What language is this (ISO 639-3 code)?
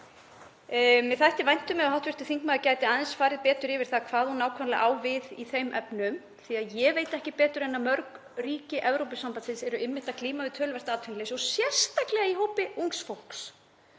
isl